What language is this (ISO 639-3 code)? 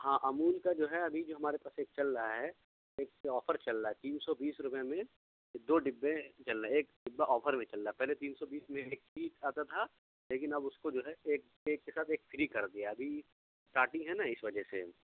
urd